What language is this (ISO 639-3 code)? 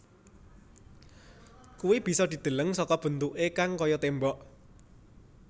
jav